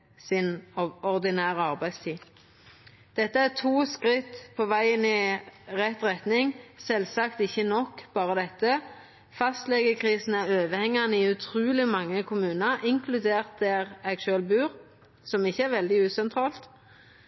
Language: Norwegian Nynorsk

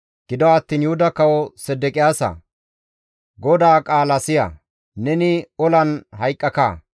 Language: Gamo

